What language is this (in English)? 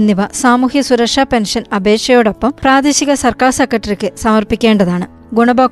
Malayalam